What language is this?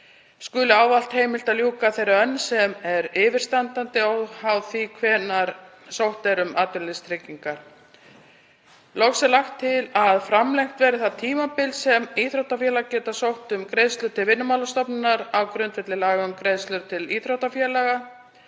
Icelandic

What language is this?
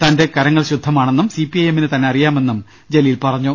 Malayalam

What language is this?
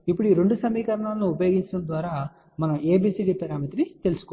Telugu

